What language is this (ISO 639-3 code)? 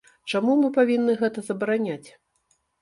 bel